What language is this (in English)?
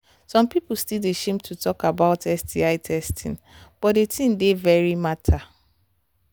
Nigerian Pidgin